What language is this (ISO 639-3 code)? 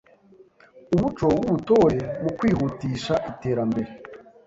kin